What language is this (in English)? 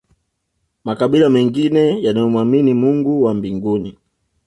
Swahili